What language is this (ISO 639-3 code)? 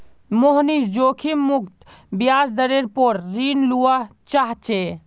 mag